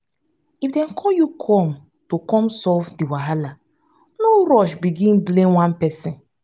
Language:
Nigerian Pidgin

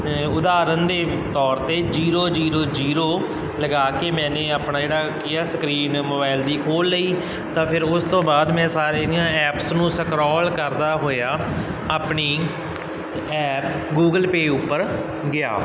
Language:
Punjabi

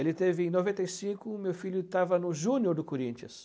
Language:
Portuguese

